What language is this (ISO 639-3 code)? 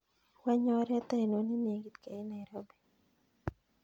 kln